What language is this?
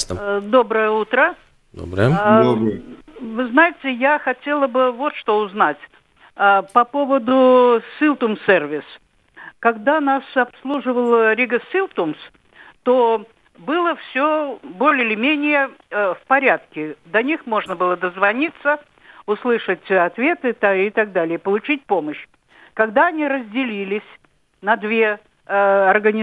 Russian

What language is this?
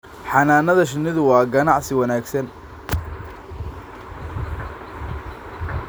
Somali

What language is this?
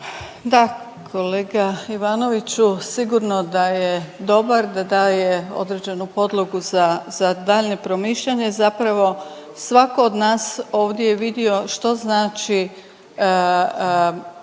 Croatian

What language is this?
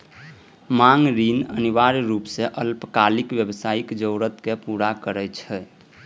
Maithili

